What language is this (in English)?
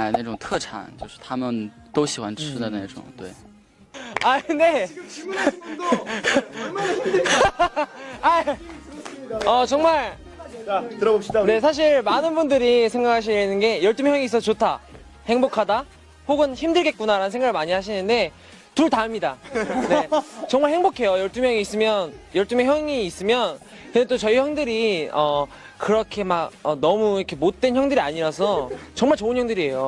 Korean